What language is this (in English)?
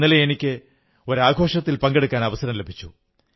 Malayalam